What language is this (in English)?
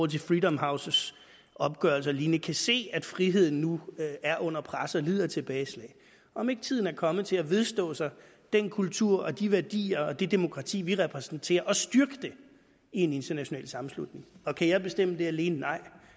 Danish